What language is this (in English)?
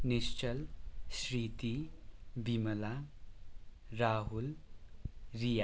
Nepali